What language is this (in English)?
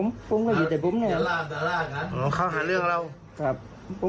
Thai